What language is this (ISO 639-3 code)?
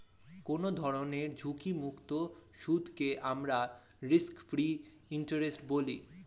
ben